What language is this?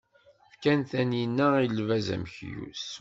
Kabyle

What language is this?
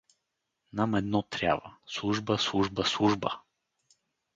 Bulgarian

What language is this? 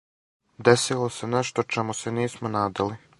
Serbian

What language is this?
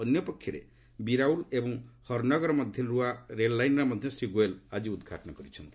Odia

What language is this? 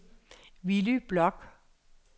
Danish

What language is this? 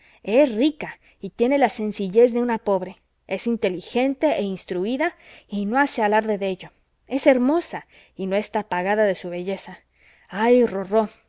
Spanish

